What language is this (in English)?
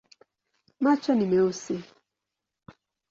Swahili